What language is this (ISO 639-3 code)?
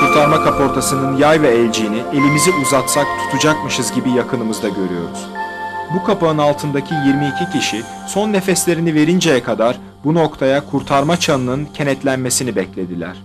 tur